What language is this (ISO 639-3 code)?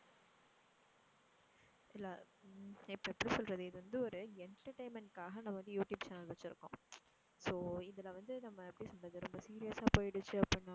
tam